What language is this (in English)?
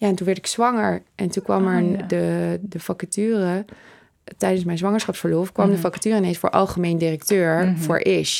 Dutch